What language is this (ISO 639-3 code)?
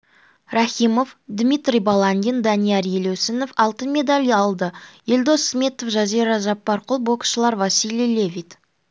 kaz